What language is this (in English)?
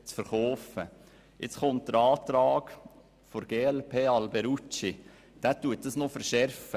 Swiss German